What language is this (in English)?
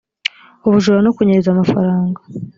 Kinyarwanda